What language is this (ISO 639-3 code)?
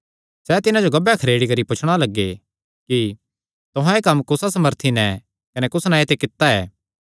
xnr